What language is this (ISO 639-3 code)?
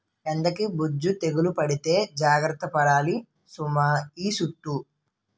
tel